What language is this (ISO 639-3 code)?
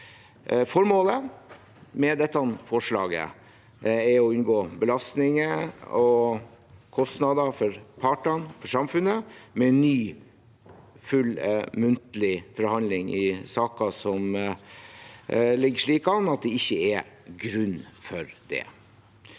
nor